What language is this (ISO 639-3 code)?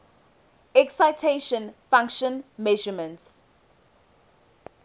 eng